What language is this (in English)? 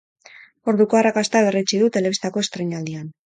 Basque